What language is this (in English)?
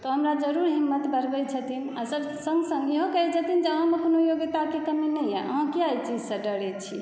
Maithili